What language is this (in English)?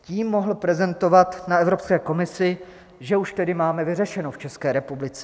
Czech